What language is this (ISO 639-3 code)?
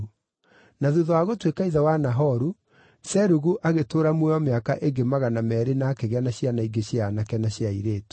kik